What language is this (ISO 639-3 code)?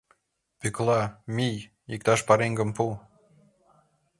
chm